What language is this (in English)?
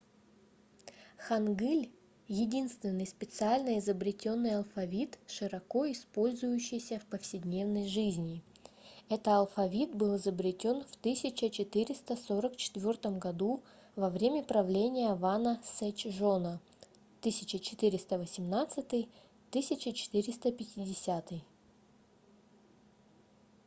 Russian